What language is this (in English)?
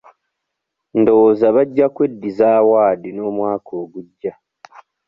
Ganda